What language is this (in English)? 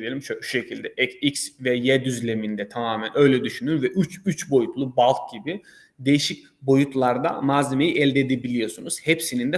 Turkish